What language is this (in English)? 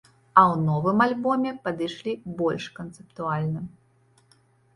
Belarusian